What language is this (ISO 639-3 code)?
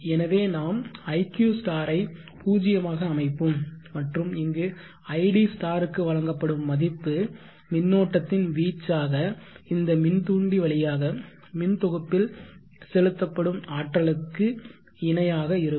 tam